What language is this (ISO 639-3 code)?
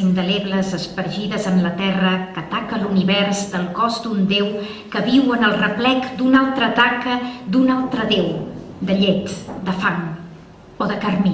cat